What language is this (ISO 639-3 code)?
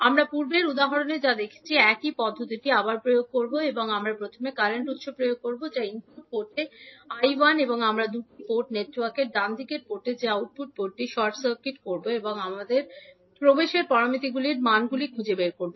ben